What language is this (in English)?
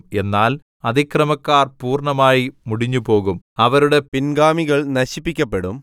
Malayalam